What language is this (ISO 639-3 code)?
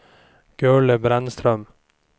swe